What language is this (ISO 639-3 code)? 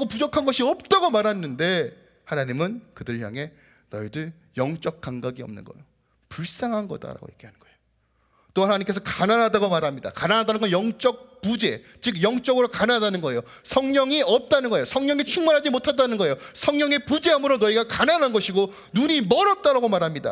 kor